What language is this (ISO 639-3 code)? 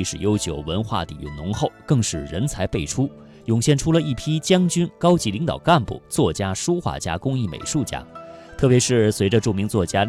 zho